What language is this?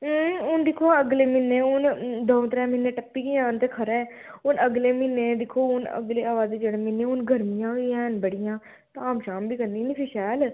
Dogri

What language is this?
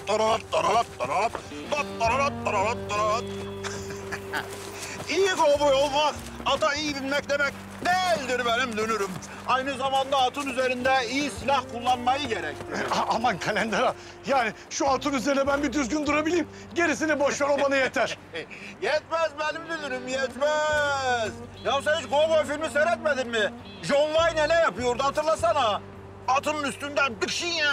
Turkish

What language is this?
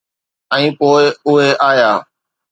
Sindhi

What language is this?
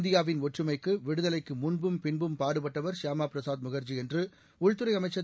Tamil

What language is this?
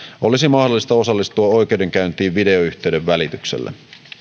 Finnish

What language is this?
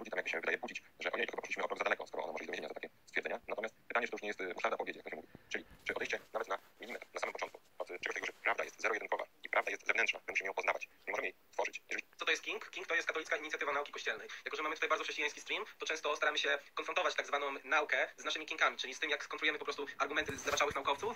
Polish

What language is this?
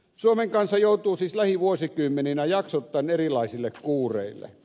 Finnish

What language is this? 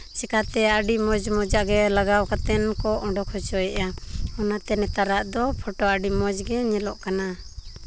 Santali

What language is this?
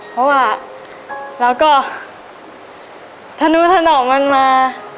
Thai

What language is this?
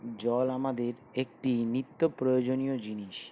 Bangla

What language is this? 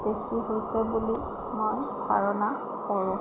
Assamese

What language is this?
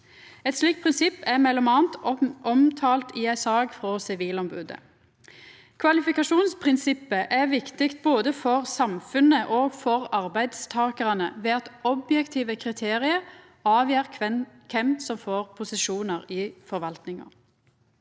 Norwegian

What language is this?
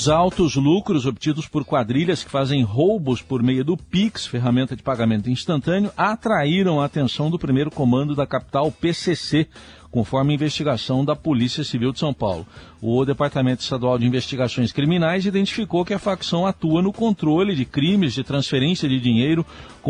Portuguese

